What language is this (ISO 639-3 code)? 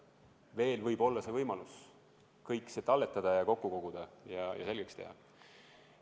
est